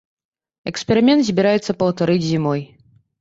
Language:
Belarusian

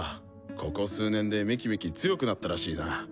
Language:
Japanese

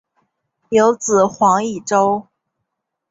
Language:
Chinese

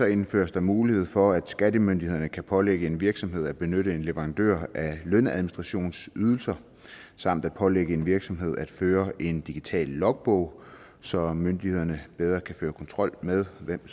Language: Danish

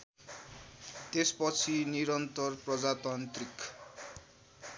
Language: Nepali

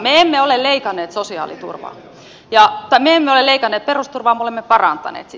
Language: Finnish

